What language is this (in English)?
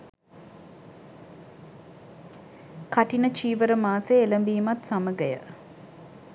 Sinhala